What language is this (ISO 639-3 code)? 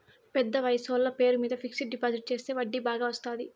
tel